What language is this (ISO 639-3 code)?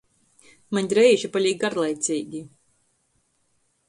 ltg